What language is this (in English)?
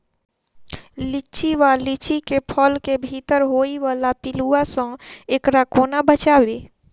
Maithili